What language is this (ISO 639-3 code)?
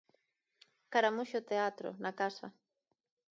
glg